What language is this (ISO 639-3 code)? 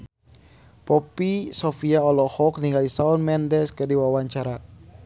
sun